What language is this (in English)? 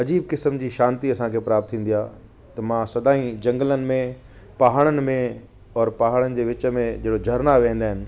Sindhi